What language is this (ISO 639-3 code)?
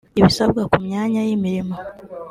kin